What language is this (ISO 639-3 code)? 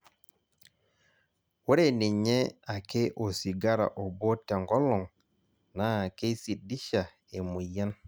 mas